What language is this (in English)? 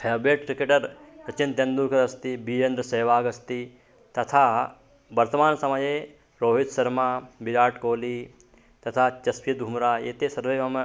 Sanskrit